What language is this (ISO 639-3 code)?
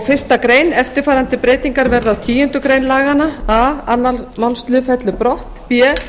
isl